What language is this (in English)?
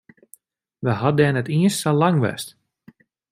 Western Frisian